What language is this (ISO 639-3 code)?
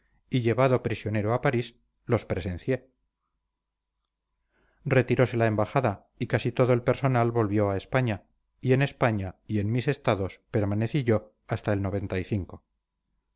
spa